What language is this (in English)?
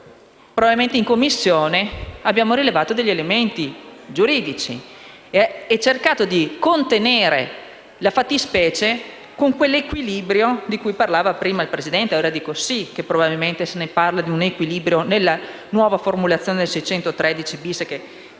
Italian